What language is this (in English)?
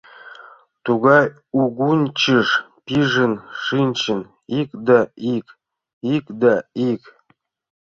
Mari